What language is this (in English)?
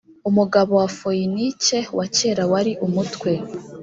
Kinyarwanda